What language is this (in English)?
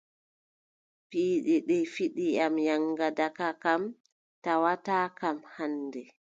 Adamawa Fulfulde